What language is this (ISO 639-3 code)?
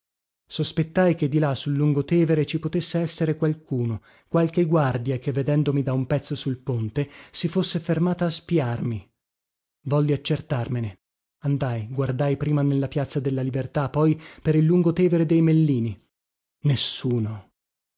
ita